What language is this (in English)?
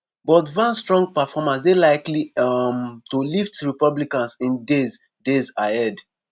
Nigerian Pidgin